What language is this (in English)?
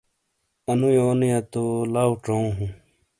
Shina